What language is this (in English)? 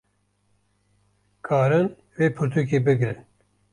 Kurdish